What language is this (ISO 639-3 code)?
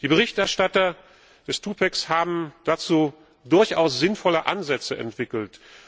deu